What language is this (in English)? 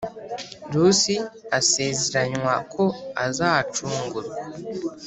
Kinyarwanda